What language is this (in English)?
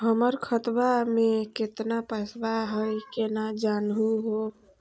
Magahi